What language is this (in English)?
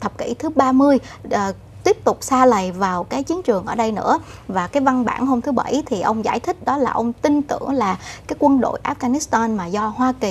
Vietnamese